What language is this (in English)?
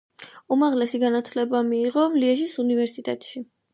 Georgian